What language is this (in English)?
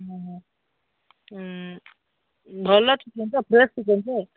Odia